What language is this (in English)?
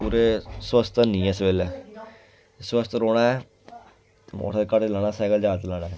Dogri